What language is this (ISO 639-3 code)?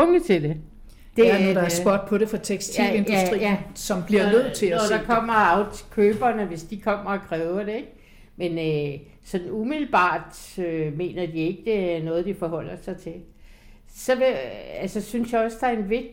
dan